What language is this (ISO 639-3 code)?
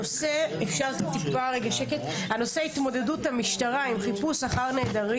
heb